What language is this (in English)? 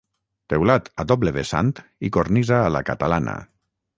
Catalan